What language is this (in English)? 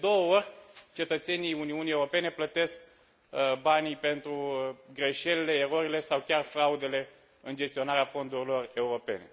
Romanian